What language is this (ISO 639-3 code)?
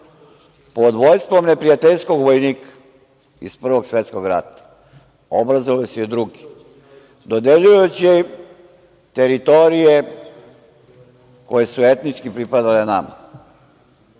srp